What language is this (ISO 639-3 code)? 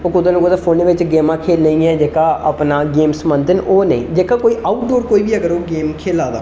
doi